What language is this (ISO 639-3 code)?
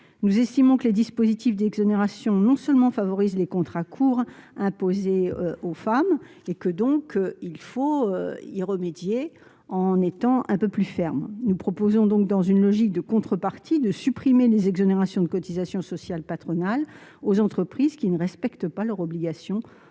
fra